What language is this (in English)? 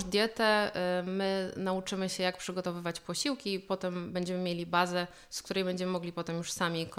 Polish